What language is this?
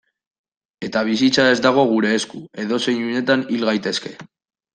Basque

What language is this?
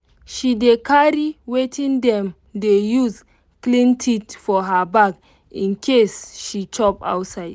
Nigerian Pidgin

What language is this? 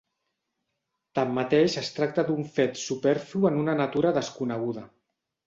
Catalan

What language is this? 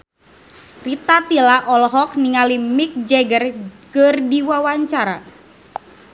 Sundanese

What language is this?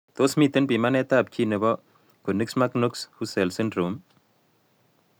Kalenjin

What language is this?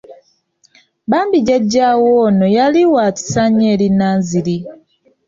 Ganda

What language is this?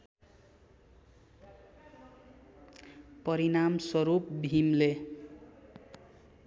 Nepali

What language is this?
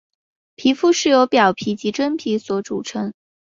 Chinese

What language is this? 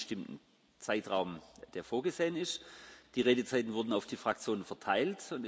German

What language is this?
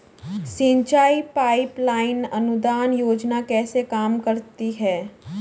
Hindi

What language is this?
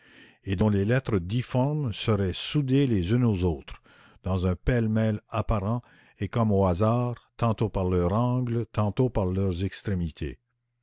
French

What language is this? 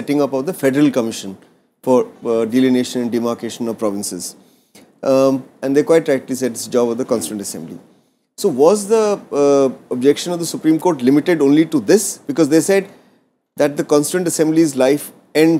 English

